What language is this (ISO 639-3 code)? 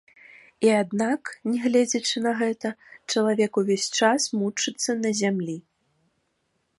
bel